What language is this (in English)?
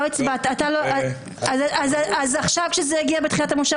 Hebrew